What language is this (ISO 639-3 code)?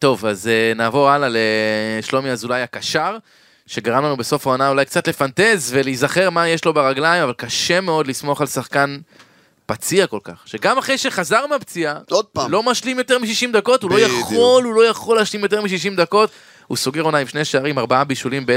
heb